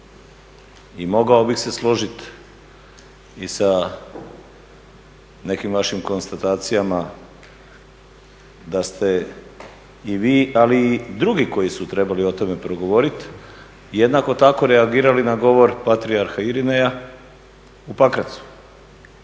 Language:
Croatian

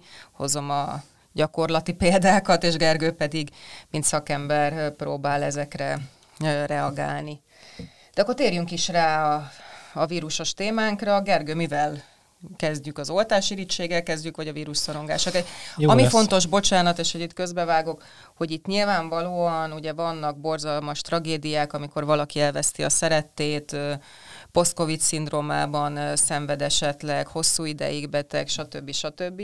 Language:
Hungarian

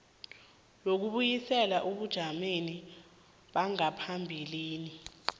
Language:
South Ndebele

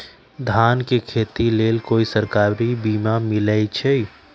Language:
Magahi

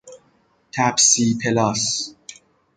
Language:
Persian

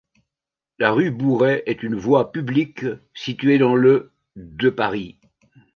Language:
French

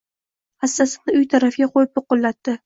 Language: Uzbek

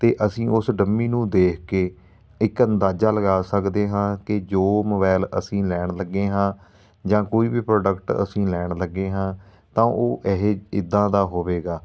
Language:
Punjabi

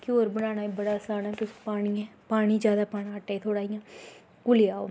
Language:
Dogri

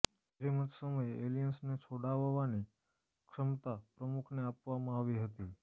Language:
Gujarati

